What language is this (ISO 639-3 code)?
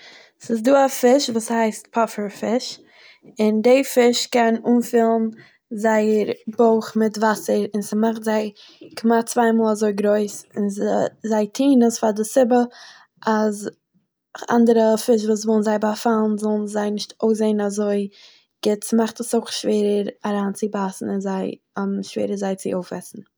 yid